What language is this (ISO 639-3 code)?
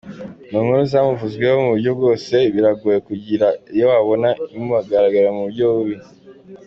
kin